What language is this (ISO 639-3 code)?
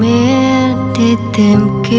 vie